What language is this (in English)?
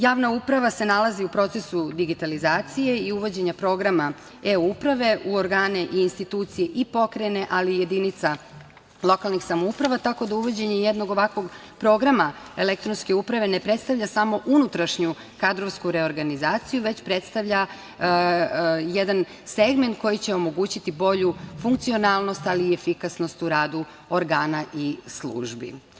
Serbian